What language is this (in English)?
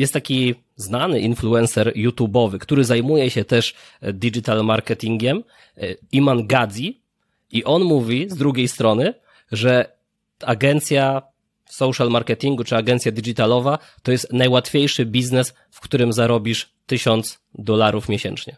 Polish